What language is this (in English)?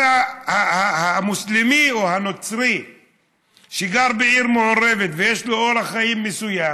Hebrew